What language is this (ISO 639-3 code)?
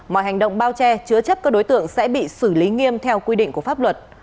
vie